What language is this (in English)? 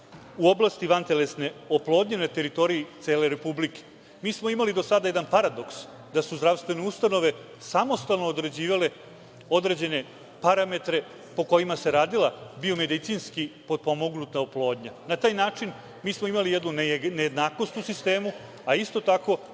Serbian